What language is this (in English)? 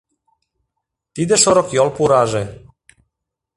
Mari